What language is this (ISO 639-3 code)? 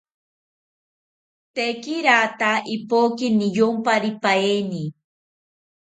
cpy